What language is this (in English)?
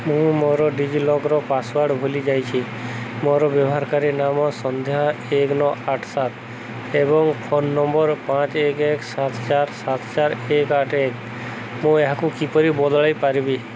Odia